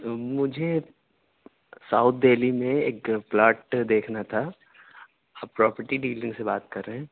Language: Urdu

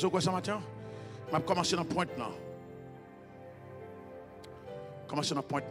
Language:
French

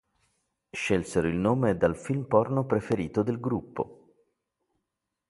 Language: Italian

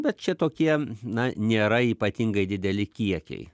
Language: Lithuanian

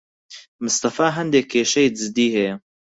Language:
Central Kurdish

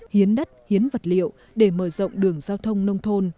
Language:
Vietnamese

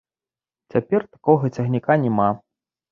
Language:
Belarusian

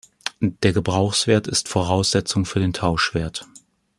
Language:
German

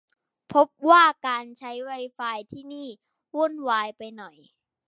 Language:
Thai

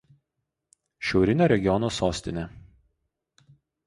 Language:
Lithuanian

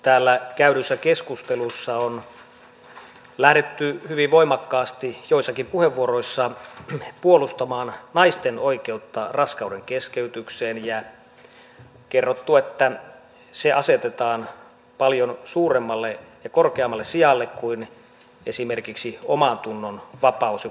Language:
Finnish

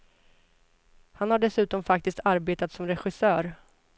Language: Swedish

